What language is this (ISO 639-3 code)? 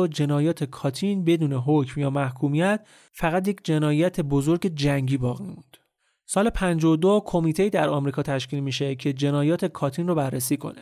fas